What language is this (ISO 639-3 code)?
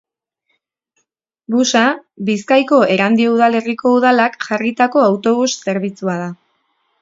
eus